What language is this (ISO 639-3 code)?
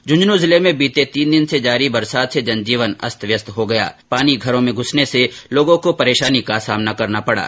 hin